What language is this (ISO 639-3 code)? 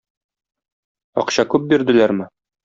tat